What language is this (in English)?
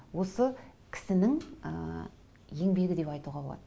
Kazakh